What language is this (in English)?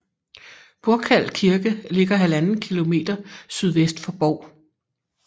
Danish